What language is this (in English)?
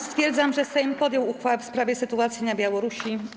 Polish